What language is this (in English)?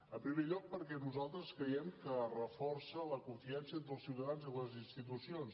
Catalan